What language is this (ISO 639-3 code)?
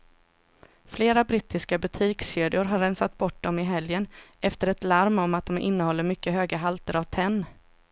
swe